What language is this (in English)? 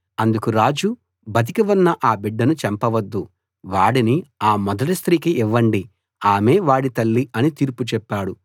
Telugu